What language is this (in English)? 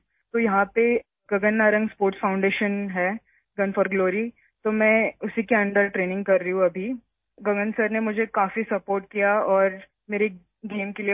Urdu